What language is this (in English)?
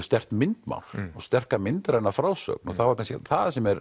Icelandic